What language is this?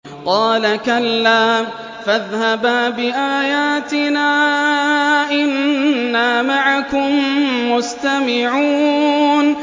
Arabic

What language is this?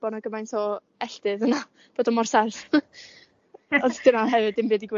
Welsh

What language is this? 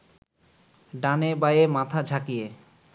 Bangla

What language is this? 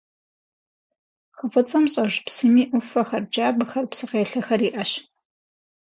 Kabardian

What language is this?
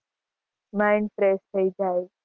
Gujarati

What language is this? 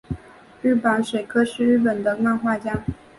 Chinese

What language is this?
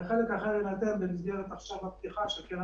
Hebrew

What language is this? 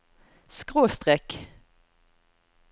Norwegian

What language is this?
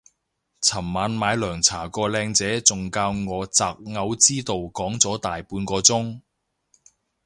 Cantonese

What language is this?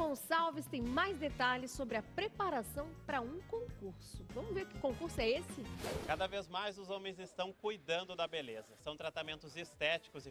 Portuguese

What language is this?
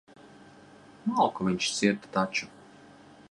Latvian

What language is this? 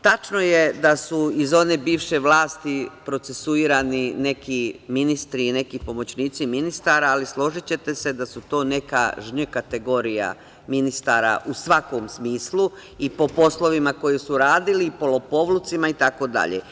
Serbian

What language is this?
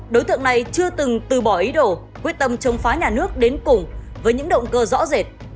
Vietnamese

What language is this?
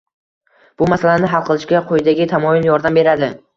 Uzbek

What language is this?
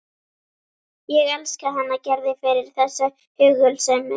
Icelandic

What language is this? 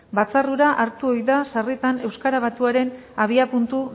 Basque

